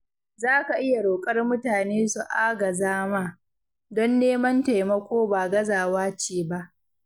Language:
Hausa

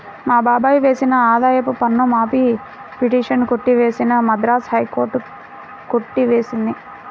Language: Telugu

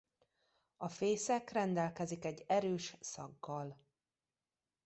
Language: Hungarian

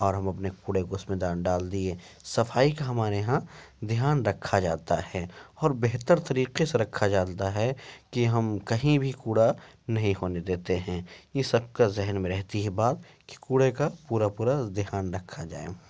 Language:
Urdu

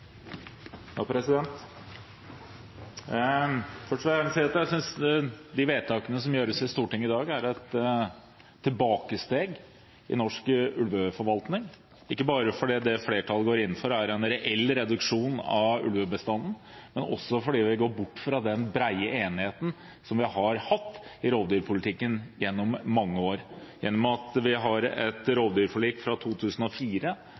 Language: Norwegian Bokmål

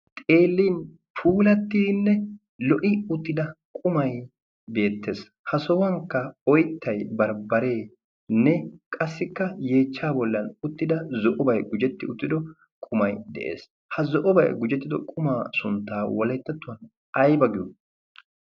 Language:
Wolaytta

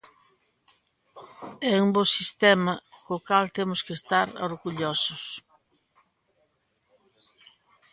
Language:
Galician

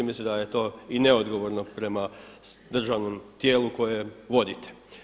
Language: Croatian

